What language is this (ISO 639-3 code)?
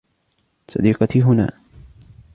ara